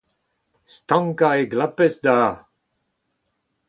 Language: Breton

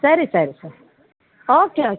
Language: Kannada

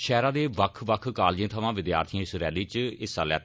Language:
Dogri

